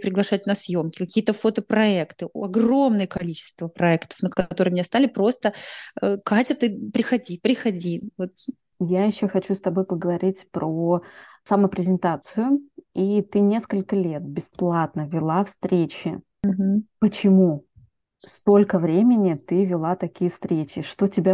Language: Russian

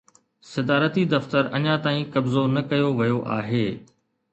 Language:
Sindhi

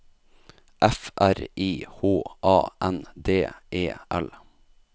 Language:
Norwegian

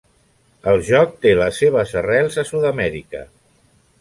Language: Catalan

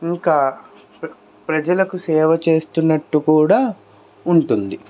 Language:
Telugu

